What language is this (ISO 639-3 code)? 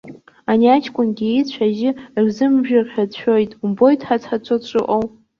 abk